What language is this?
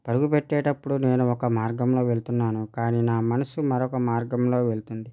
Telugu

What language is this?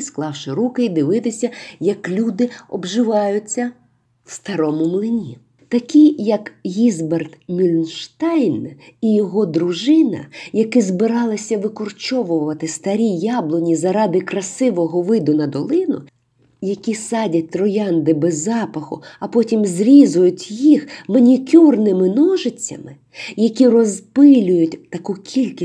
Ukrainian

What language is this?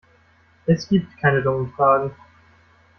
German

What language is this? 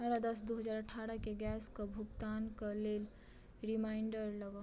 Maithili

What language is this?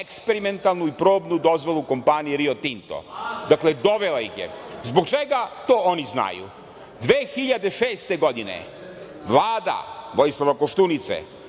Serbian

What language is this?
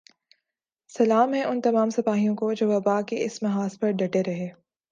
Urdu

